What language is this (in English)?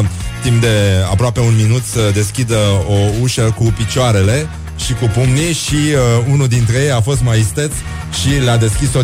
Romanian